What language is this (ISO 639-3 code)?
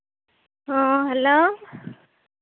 sat